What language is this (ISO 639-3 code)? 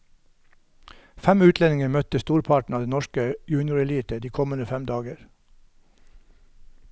nor